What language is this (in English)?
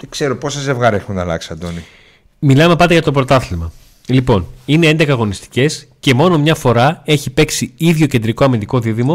Greek